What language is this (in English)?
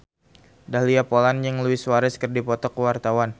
Sundanese